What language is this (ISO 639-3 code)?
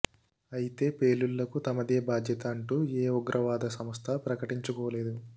tel